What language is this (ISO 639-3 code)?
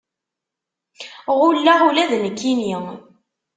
kab